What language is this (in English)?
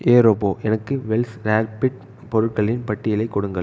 Tamil